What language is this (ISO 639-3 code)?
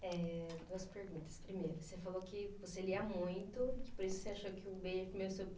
por